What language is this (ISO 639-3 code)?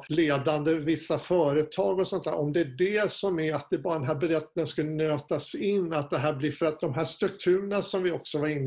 swe